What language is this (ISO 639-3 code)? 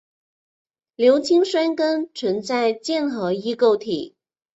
zho